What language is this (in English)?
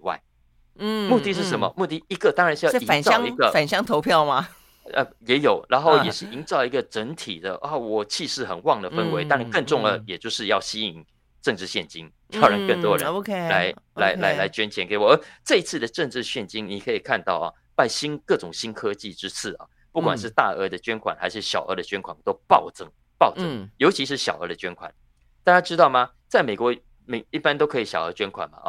Chinese